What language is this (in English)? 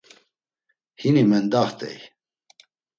Laz